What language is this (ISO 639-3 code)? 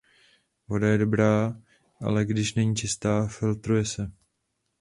ces